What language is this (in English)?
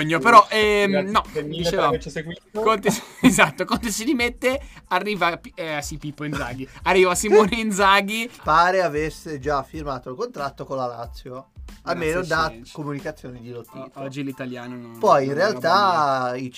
Italian